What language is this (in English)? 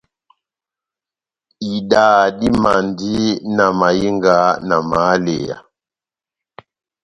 Batanga